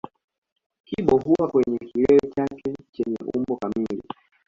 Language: Swahili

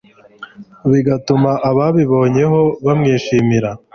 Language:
Kinyarwanda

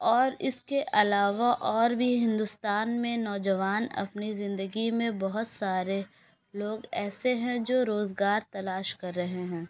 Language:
Urdu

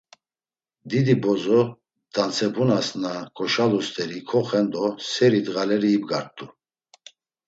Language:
Laz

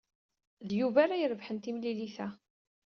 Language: Kabyle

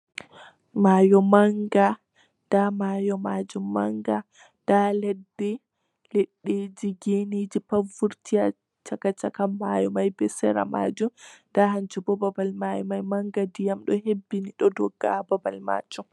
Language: Fula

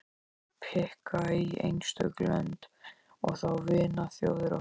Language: Icelandic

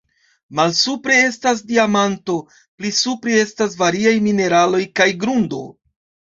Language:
Esperanto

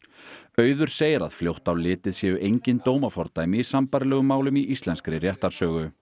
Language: Icelandic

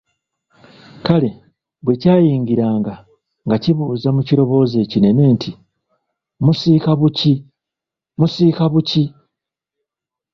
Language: Ganda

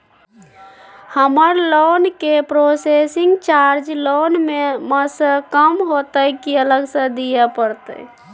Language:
Maithili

